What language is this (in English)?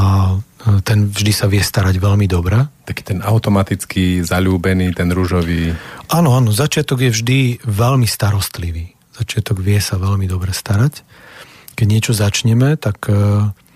Slovak